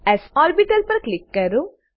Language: Gujarati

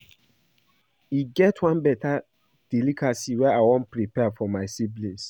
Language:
Nigerian Pidgin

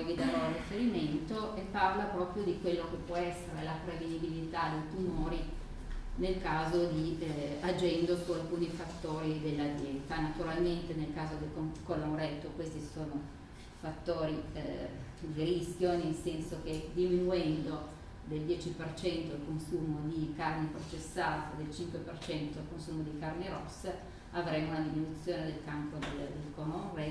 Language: Italian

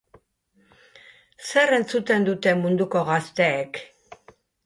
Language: Basque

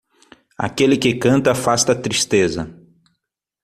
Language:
Portuguese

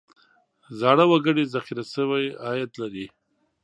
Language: Pashto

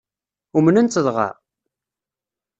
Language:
Kabyle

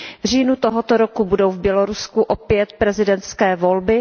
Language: Czech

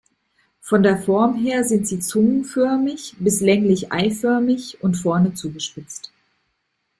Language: German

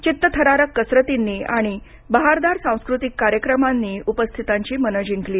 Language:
Marathi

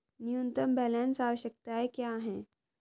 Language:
Hindi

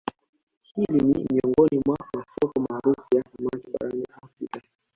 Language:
Swahili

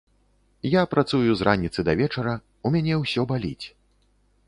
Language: Belarusian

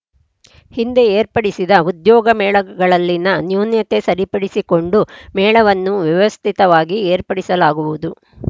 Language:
Kannada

